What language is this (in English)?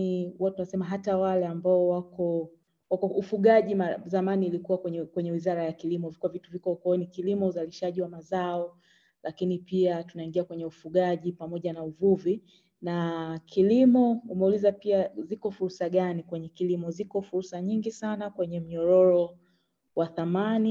Swahili